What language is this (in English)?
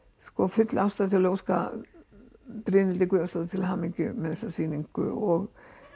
Icelandic